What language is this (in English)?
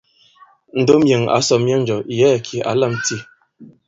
Bankon